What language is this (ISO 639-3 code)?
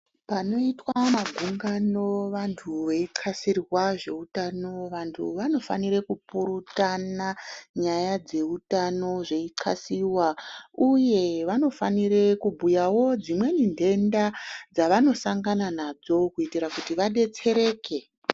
ndc